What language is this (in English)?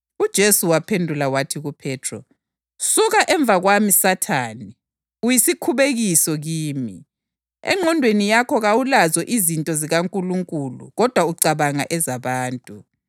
North Ndebele